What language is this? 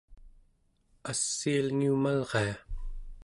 Central Yupik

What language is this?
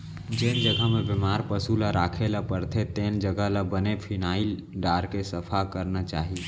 Chhattisgarhi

